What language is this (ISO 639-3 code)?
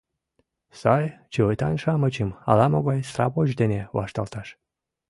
chm